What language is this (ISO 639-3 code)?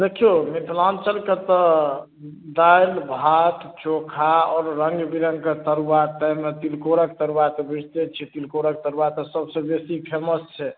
mai